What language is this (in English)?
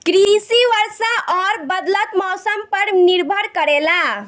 Bhojpuri